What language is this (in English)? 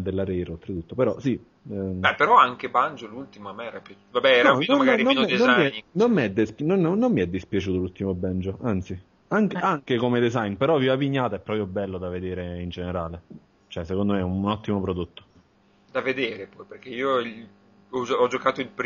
Italian